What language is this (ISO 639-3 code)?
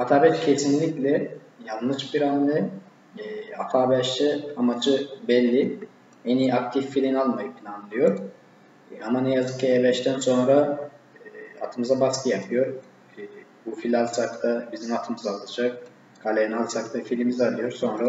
tur